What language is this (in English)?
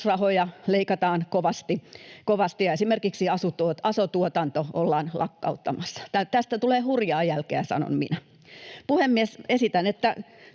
Finnish